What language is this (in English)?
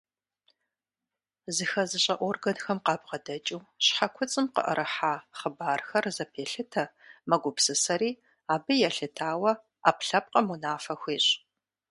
Kabardian